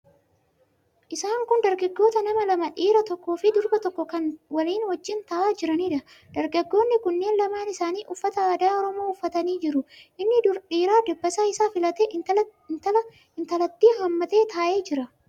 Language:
Oromo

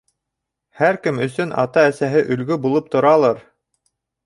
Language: Bashkir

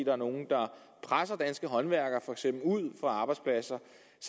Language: Danish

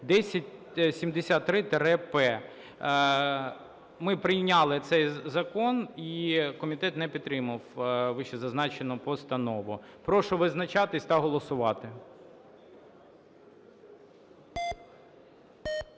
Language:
Ukrainian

